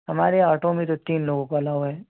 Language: Urdu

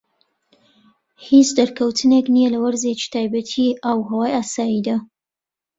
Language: Central Kurdish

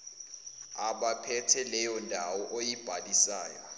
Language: Zulu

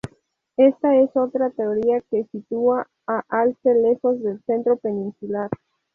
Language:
Spanish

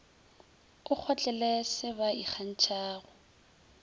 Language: Northern Sotho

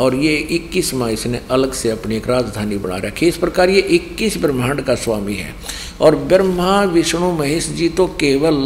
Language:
Hindi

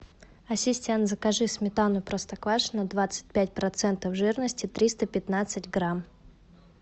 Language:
Russian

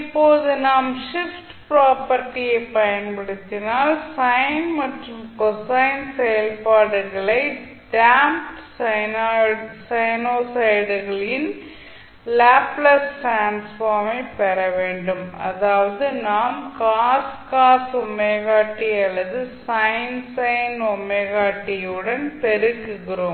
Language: Tamil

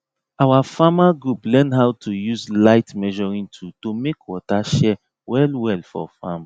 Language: Nigerian Pidgin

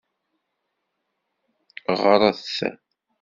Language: Kabyle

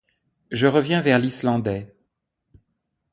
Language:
French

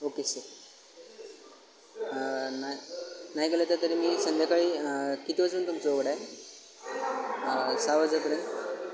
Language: Marathi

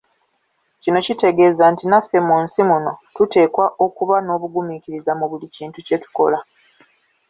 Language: Ganda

